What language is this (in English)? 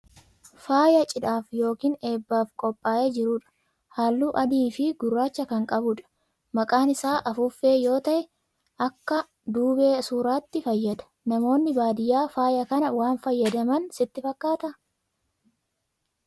Oromo